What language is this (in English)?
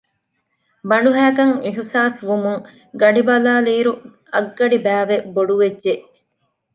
Divehi